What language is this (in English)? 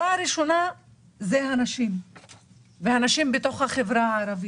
Hebrew